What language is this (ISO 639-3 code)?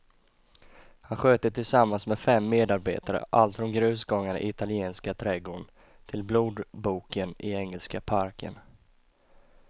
swe